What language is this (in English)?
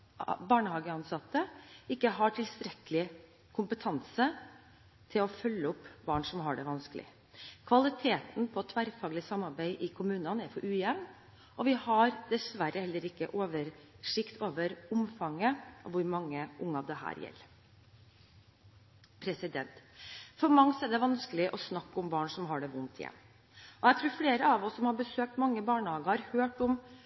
Norwegian Bokmål